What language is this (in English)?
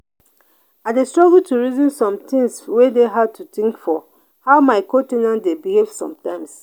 Nigerian Pidgin